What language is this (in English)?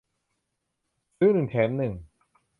Thai